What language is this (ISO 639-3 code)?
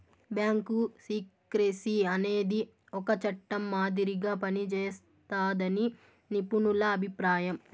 tel